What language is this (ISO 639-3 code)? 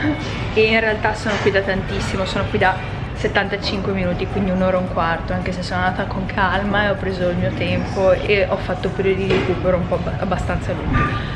ita